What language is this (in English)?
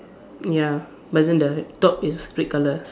English